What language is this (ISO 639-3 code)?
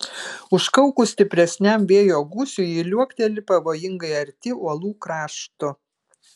lit